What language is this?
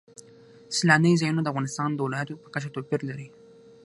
Pashto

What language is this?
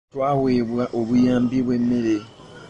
Ganda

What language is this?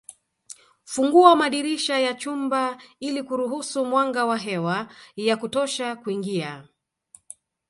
Swahili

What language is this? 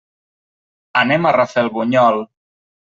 Catalan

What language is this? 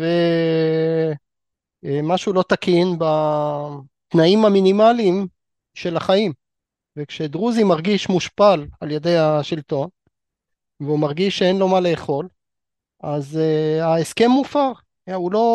Hebrew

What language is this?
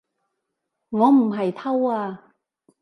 Cantonese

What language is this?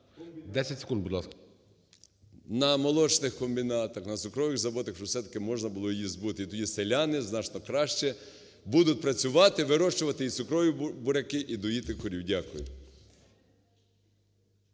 Ukrainian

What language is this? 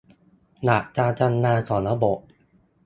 Thai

